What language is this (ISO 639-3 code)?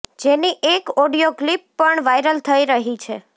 guj